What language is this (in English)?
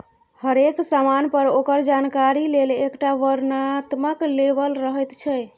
Maithili